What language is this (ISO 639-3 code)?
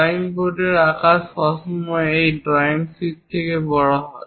ben